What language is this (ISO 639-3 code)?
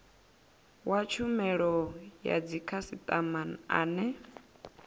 ven